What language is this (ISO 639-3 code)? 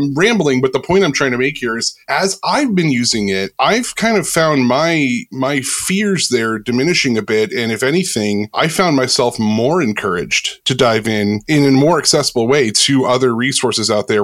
eng